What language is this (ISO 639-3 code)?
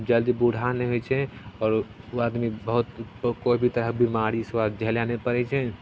mai